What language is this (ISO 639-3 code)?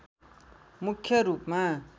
nep